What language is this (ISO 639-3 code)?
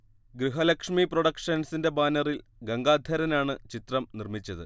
mal